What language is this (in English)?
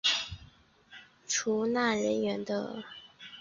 Chinese